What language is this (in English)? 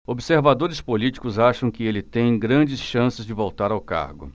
Portuguese